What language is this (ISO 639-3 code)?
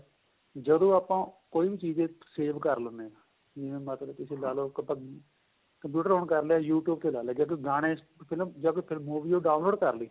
pan